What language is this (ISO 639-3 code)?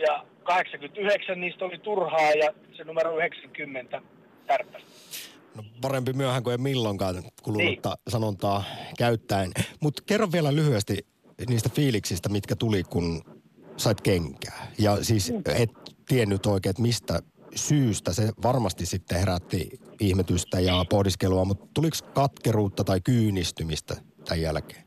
fin